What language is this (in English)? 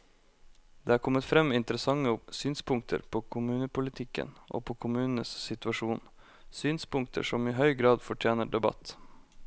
Norwegian